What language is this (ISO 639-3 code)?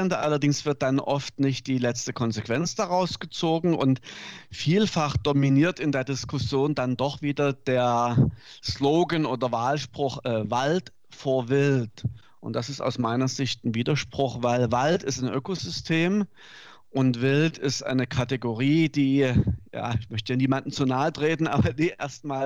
deu